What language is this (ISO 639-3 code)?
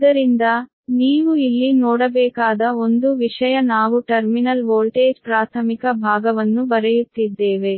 kan